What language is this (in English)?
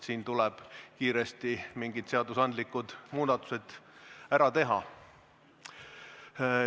Estonian